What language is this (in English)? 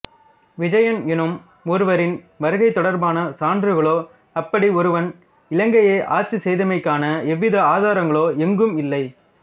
Tamil